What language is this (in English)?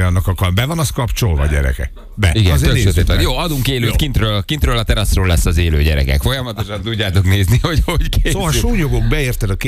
Hungarian